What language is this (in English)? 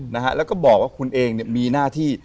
Thai